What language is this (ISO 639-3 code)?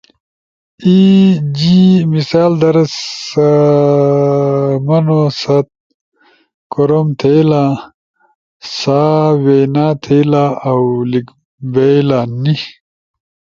ush